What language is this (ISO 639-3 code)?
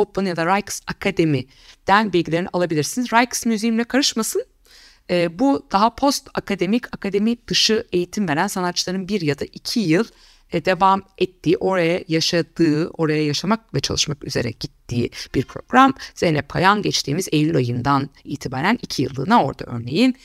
tur